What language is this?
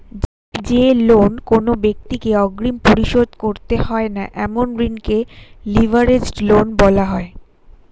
Bangla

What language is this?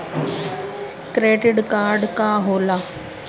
Bhojpuri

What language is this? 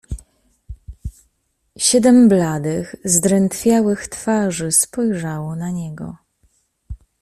Polish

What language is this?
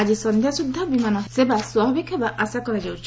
Odia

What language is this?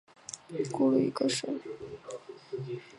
Chinese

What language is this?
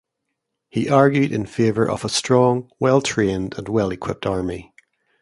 English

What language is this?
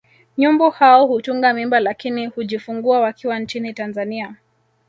Swahili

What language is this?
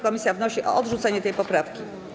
Polish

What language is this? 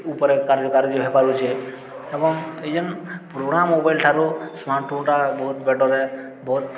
Odia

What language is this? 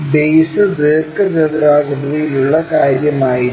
Malayalam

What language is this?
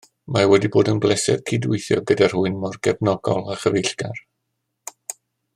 Welsh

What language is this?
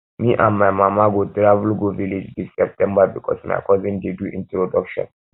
Nigerian Pidgin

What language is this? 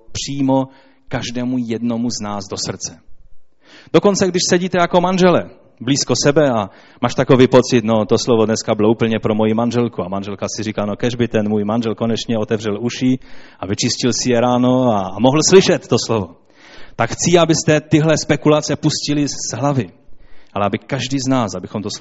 Czech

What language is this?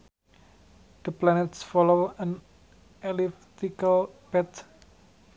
Sundanese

